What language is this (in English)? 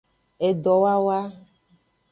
Aja (Benin)